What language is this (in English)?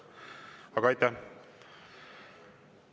Estonian